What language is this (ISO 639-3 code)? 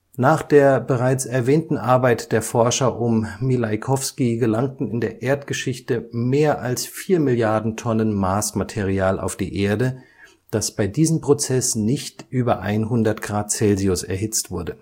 deu